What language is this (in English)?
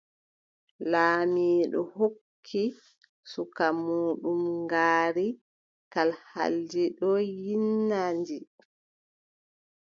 Adamawa Fulfulde